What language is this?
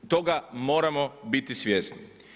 Croatian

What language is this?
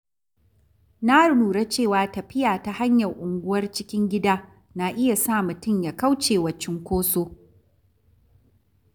Hausa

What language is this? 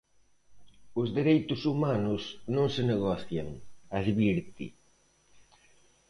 Galician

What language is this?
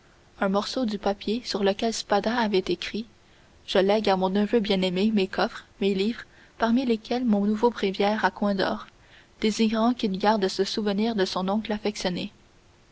French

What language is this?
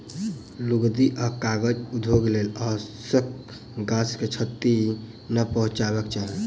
Maithili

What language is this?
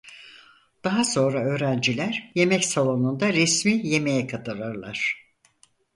Turkish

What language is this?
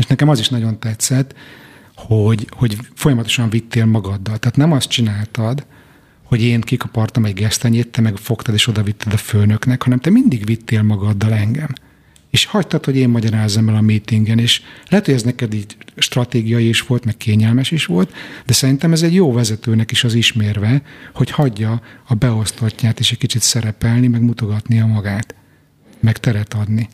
Hungarian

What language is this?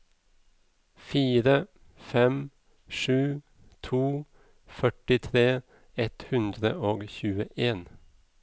Norwegian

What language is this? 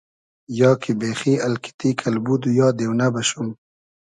Hazaragi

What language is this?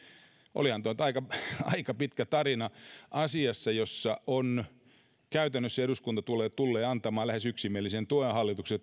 Finnish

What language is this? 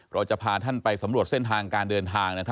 Thai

